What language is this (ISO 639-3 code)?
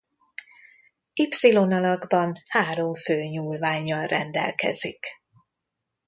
hun